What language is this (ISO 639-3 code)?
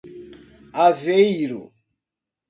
por